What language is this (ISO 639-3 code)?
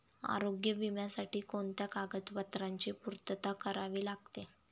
mar